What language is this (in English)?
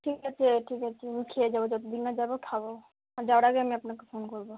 Bangla